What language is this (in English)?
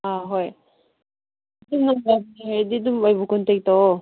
Manipuri